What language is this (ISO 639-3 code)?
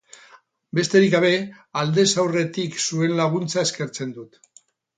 eus